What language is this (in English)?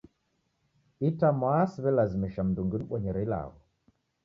Taita